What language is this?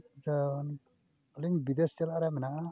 Santali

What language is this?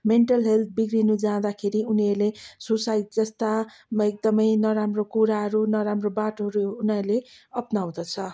Nepali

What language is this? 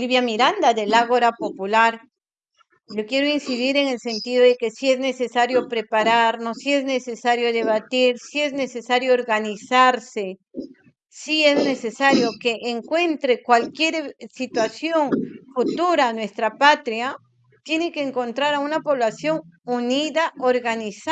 Spanish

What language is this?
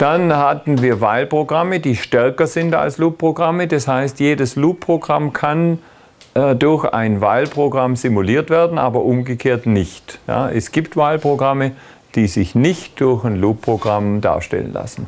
German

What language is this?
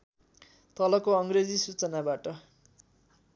Nepali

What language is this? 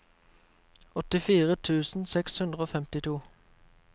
Norwegian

